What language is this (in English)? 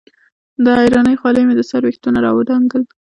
Pashto